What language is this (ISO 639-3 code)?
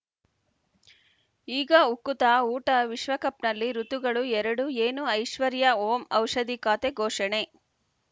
kan